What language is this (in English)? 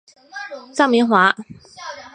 Chinese